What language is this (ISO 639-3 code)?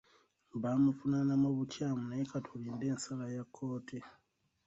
lug